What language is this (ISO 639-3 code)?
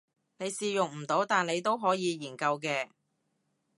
yue